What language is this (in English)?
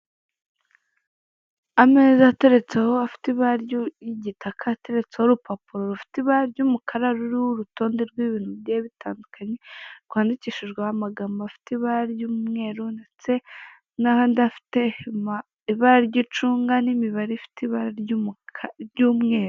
Kinyarwanda